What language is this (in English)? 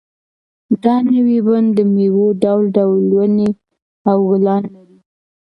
Pashto